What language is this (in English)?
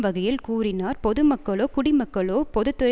Tamil